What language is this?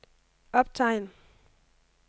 Danish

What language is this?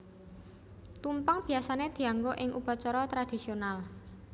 Javanese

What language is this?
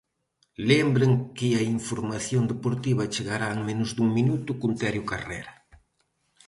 Galician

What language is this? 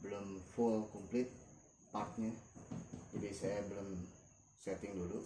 Indonesian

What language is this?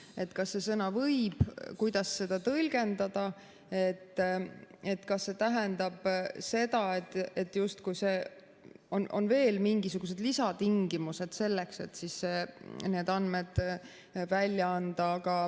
Estonian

